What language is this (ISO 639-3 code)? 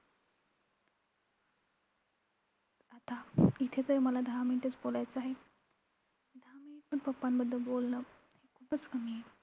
mar